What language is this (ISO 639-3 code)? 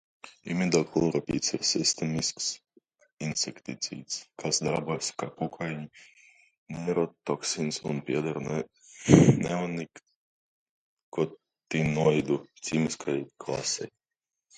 lav